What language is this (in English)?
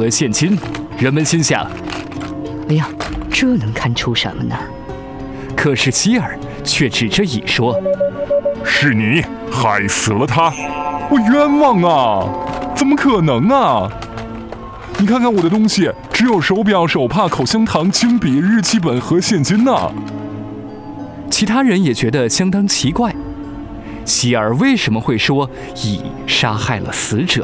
Chinese